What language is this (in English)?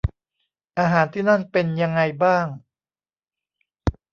Thai